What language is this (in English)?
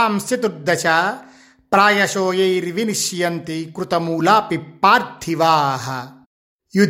Telugu